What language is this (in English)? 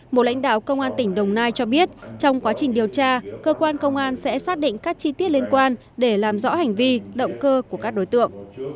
Vietnamese